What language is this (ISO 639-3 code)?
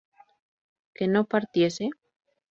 spa